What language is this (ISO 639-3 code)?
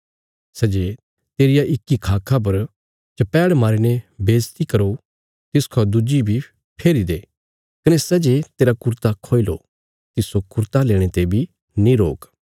kfs